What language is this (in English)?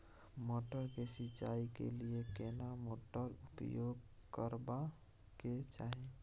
Maithili